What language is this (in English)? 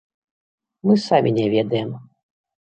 Belarusian